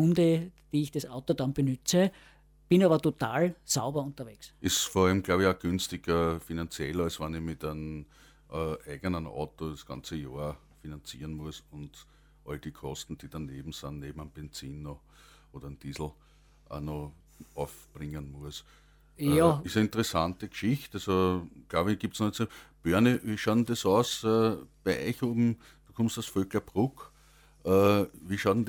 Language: German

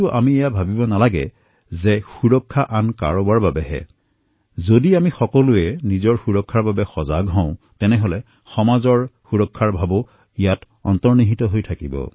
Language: Assamese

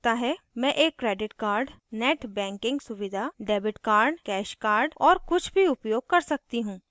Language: Hindi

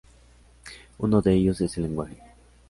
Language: Spanish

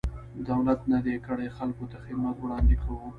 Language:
Pashto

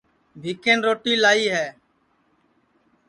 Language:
Sansi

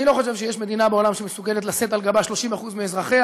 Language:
Hebrew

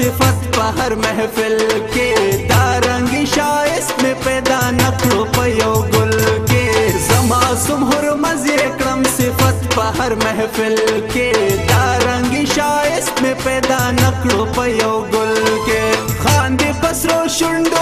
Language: Arabic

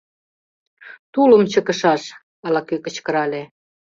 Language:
Mari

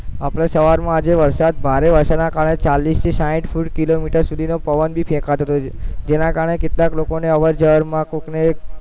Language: Gujarati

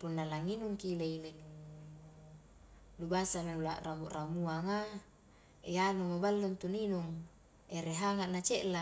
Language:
Highland Konjo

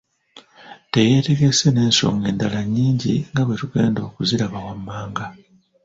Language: Ganda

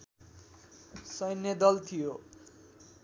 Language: Nepali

